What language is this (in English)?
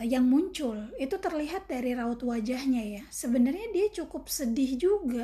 Indonesian